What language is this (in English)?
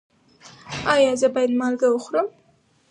Pashto